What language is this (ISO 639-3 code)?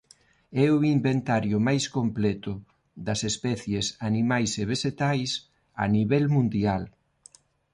glg